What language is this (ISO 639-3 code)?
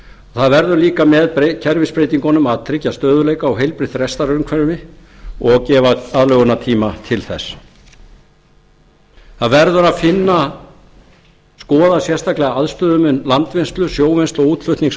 isl